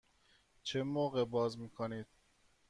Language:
Persian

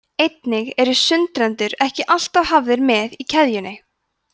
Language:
Icelandic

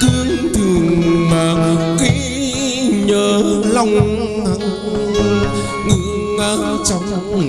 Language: Vietnamese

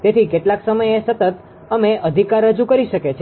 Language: Gujarati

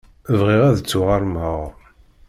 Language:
Kabyle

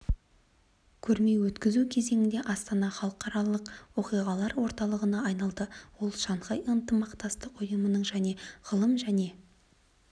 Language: Kazakh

